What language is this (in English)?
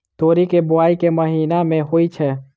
Maithili